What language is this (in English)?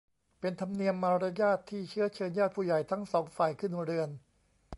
Thai